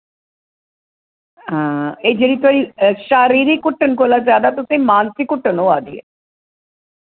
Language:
Dogri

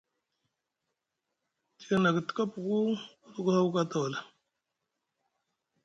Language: Musgu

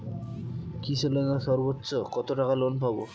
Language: Bangla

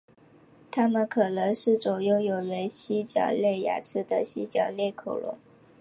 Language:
Chinese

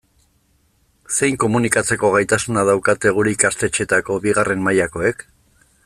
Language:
Basque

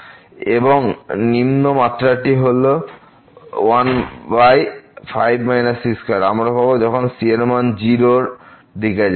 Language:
Bangla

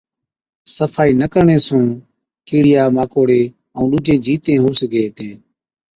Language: Od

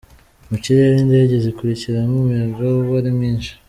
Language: Kinyarwanda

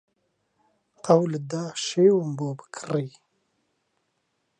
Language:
Central Kurdish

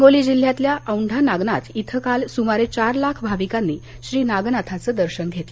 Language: Marathi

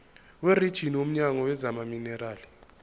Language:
Zulu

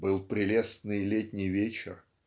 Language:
Russian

